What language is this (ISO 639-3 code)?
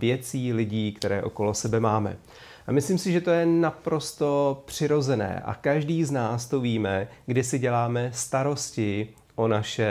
ces